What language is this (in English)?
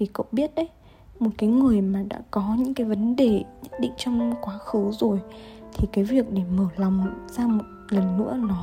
Vietnamese